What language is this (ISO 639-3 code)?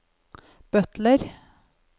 nor